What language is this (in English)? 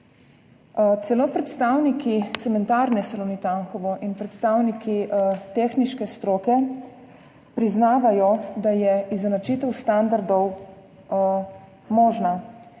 Slovenian